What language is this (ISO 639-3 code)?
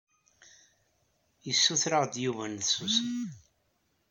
kab